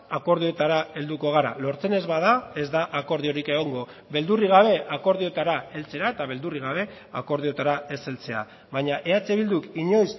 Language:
Basque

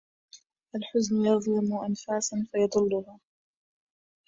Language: Arabic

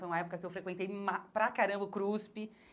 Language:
Portuguese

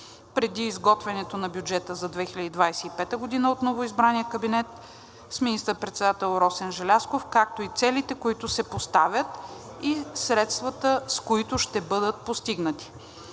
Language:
Bulgarian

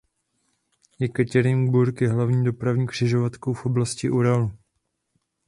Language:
Czech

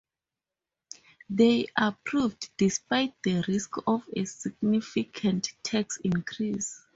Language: English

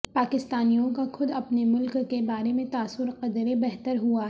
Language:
Urdu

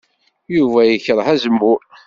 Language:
Kabyle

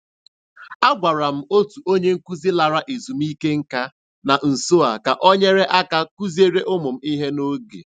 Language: Igbo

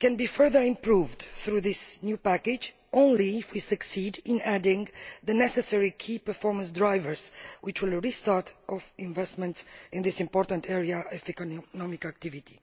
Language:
English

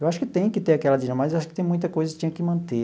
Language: Portuguese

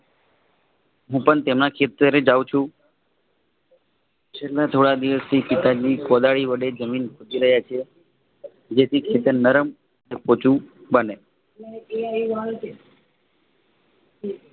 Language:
Gujarati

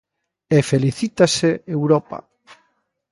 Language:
Galician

